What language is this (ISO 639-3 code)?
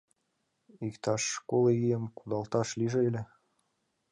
chm